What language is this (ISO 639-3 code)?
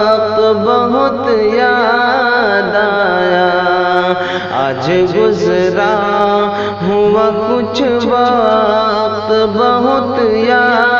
hin